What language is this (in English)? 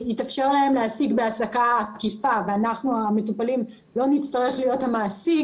Hebrew